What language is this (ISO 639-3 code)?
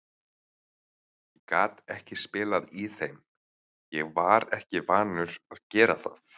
isl